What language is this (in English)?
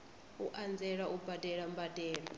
Venda